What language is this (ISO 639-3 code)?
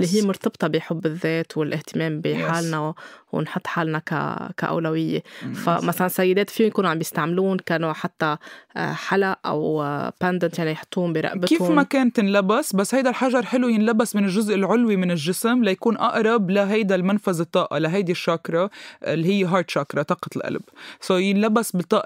ara